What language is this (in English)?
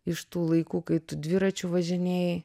Lithuanian